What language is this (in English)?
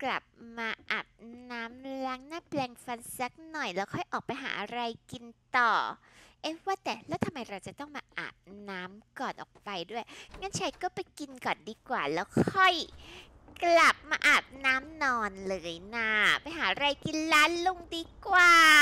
Thai